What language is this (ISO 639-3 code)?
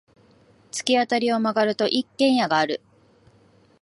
jpn